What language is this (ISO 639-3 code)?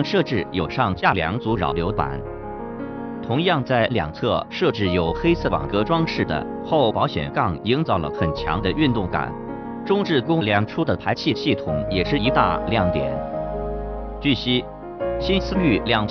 zho